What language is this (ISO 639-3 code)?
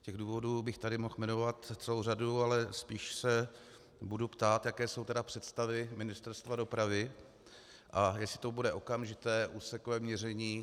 ces